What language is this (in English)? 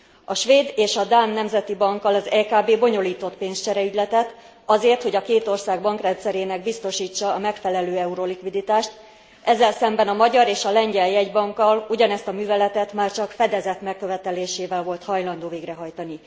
Hungarian